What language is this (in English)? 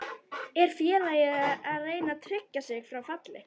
Icelandic